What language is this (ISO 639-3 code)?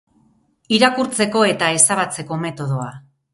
eus